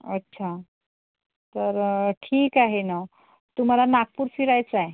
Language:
Marathi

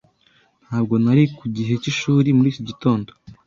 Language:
Kinyarwanda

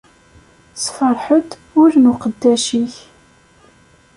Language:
Kabyle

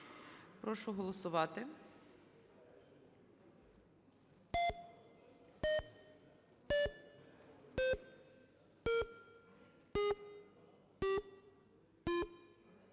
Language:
Ukrainian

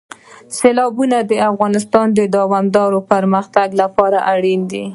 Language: Pashto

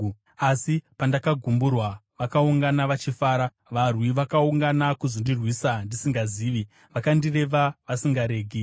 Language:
Shona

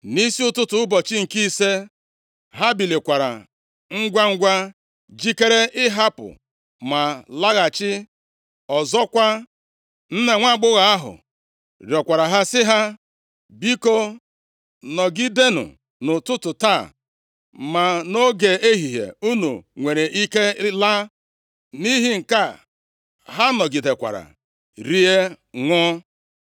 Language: Igbo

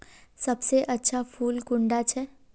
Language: Magahi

